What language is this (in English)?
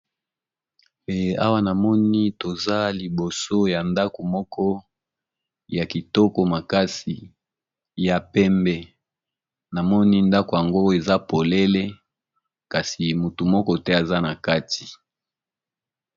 Lingala